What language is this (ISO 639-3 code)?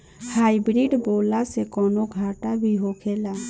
bho